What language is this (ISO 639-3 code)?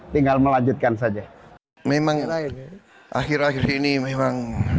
ind